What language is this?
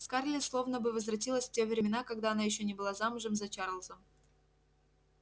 Russian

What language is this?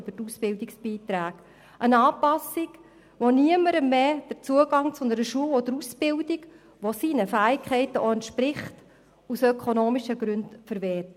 Swiss German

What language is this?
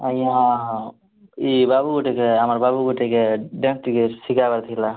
Odia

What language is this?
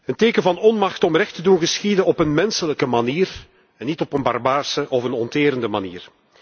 Dutch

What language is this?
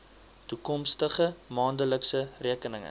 Afrikaans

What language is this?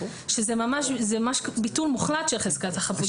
Hebrew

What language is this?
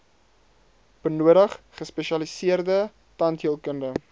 Afrikaans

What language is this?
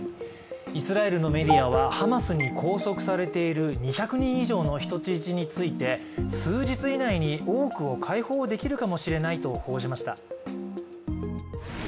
Japanese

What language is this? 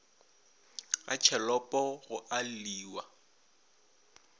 Northern Sotho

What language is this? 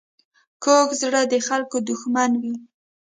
Pashto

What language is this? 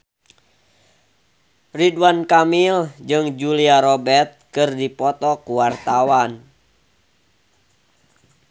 Sundanese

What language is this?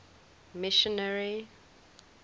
English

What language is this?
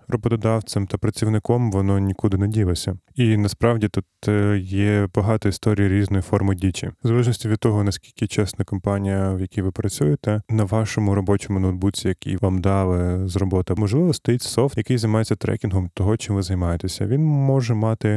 Ukrainian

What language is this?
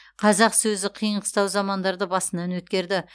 Kazakh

